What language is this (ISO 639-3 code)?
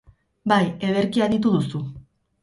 eus